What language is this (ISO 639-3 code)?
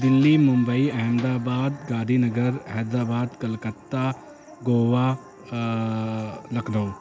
urd